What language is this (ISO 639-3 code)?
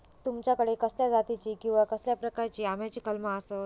mar